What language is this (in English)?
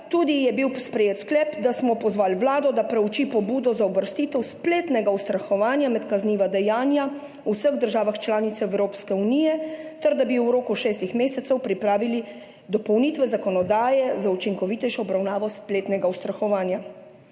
Slovenian